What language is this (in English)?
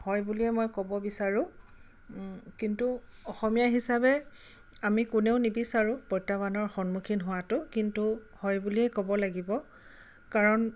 Assamese